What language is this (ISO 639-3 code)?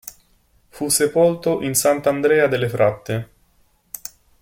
ita